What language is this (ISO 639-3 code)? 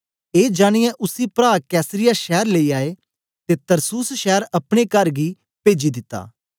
doi